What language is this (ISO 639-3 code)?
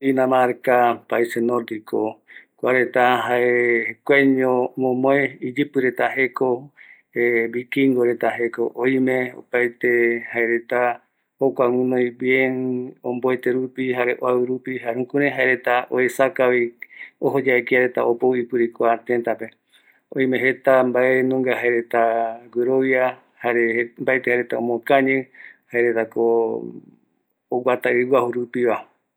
gui